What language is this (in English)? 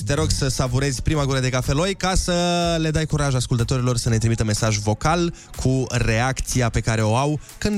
Romanian